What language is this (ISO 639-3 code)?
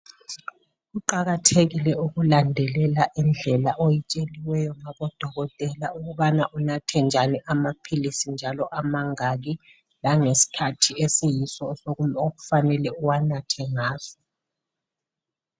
nde